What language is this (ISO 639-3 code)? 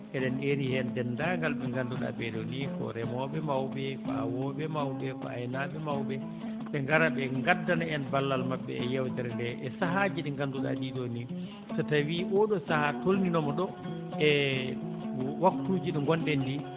ful